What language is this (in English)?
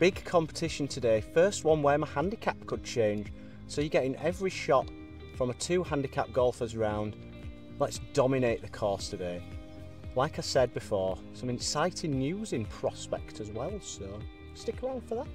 English